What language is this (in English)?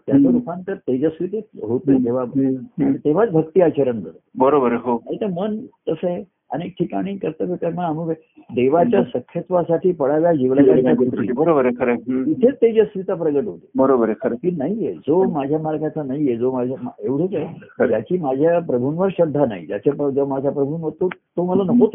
Marathi